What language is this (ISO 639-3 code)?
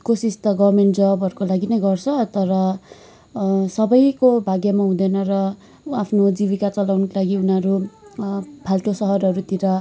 nep